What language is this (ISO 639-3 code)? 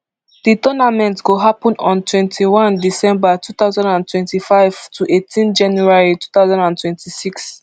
pcm